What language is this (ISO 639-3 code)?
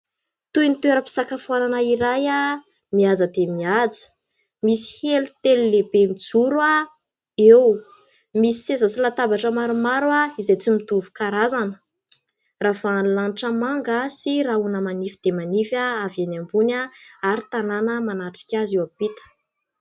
mlg